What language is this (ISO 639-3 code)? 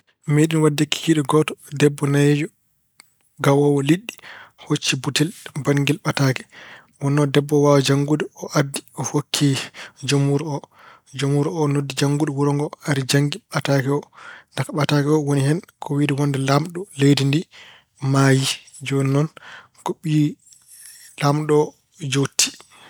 ful